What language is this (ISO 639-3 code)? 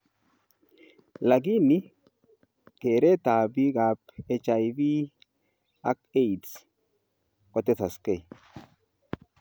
kln